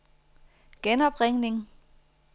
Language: Danish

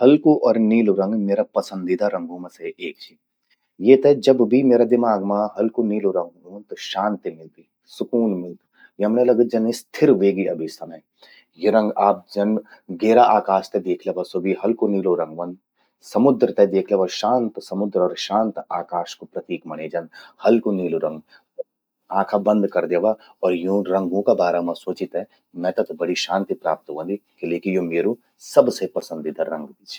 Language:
Garhwali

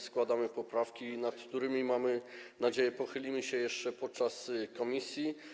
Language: Polish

